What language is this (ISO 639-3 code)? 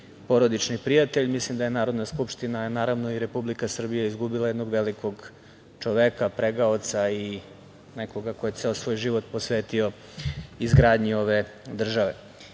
srp